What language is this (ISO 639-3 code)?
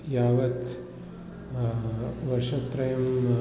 san